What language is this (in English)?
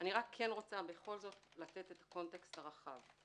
Hebrew